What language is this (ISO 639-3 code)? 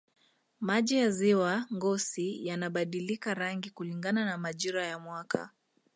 swa